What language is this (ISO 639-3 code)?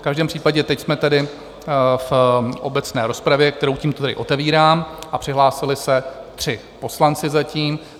ces